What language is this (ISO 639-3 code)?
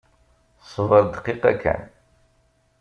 kab